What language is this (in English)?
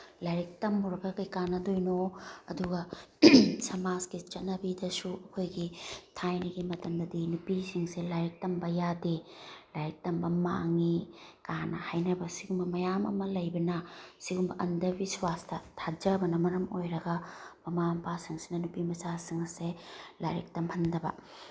Manipuri